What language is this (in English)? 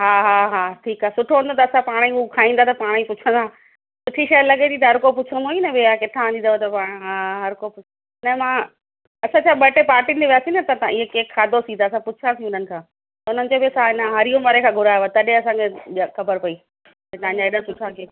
Sindhi